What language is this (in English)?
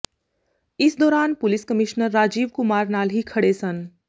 Punjabi